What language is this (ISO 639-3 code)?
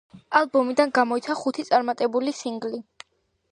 kat